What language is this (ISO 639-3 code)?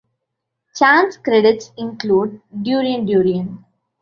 eng